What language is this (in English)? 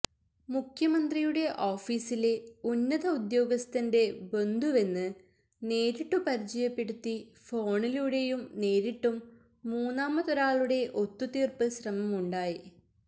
Malayalam